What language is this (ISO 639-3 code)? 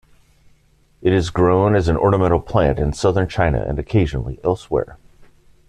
eng